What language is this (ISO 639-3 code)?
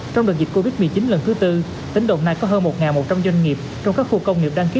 vie